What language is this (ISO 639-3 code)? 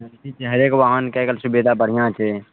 mai